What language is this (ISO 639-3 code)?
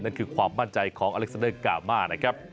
tha